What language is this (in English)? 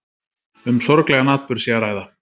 Icelandic